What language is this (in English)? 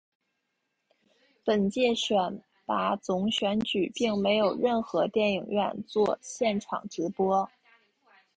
Chinese